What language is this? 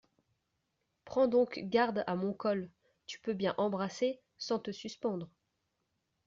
French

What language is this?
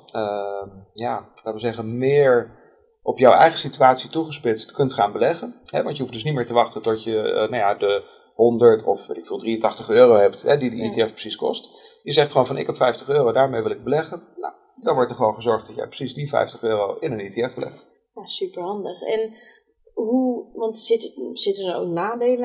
Dutch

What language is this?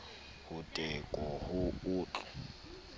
Southern Sotho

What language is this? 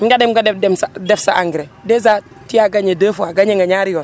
Wolof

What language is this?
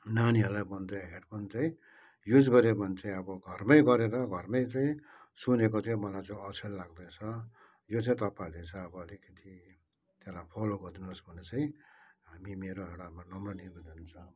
Nepali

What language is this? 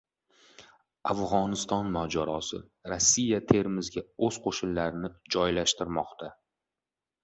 Uzbek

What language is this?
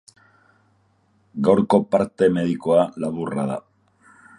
Basque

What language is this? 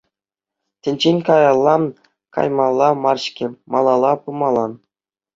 Chuvash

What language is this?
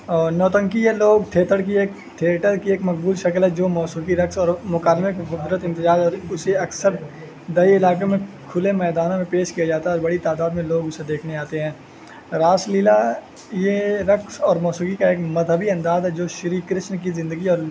Urdu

